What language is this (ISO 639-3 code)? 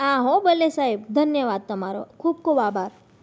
guj